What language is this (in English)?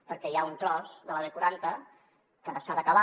Catalan